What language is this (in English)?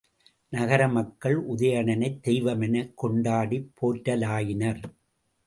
Tamil